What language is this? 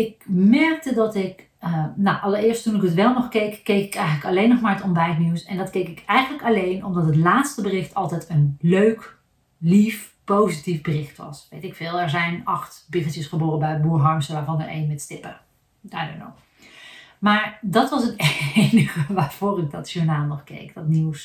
Dutch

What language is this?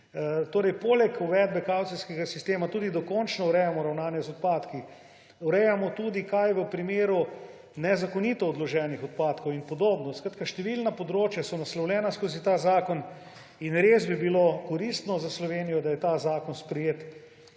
Slovenian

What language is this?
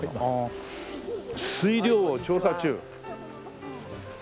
Japanese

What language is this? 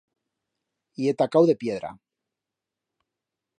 Aragonese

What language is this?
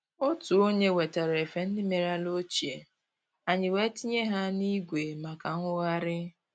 Igbo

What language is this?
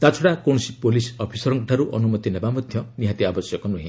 Odia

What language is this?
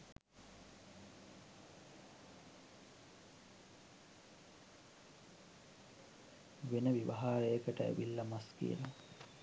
Sinhala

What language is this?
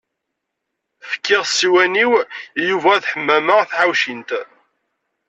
Kabyle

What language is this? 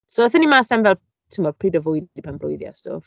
Welsh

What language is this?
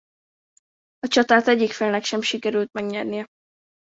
Hungarian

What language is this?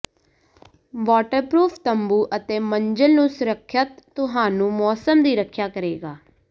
Punjabi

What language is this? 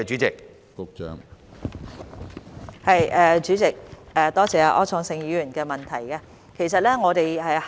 Cantonese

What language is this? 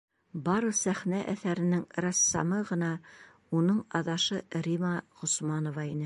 Bashkir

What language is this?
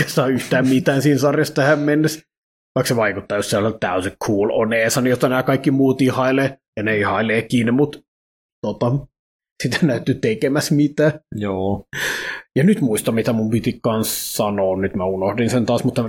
Finnish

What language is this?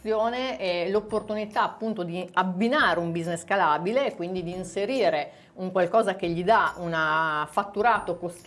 Italian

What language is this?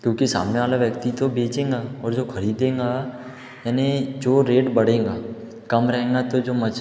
Hindi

